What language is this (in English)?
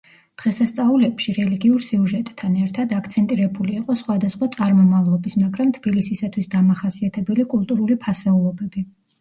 Georgian